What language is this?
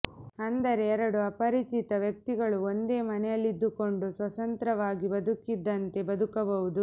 Kannada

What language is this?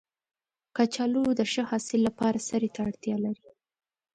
Pashto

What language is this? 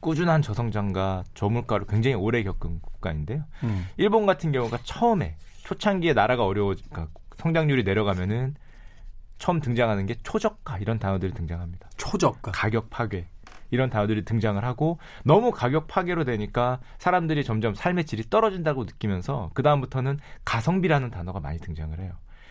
Korean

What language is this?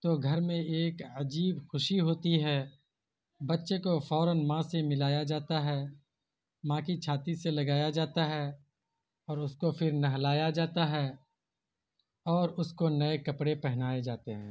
Urdu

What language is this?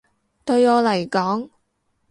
Cantonese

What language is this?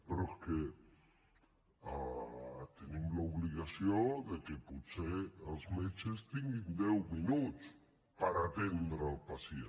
Catalan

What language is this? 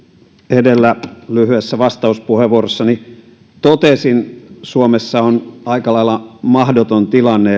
Finnish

